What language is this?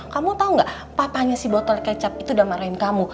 Indonesian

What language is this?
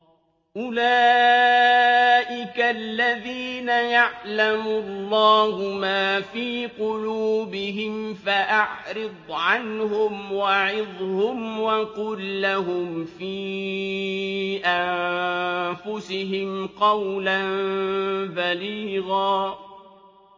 Arabic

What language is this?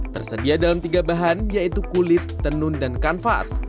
Indonesian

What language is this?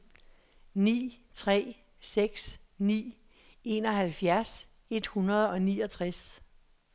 Danish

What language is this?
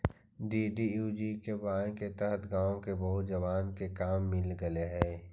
Magahi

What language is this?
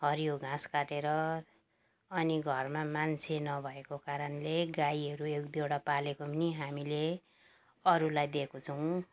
Nepali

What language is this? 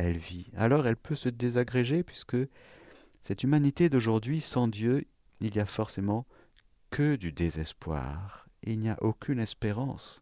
French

